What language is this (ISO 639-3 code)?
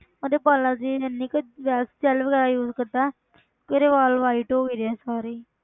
pan